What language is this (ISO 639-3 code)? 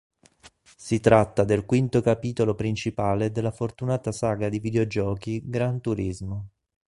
ita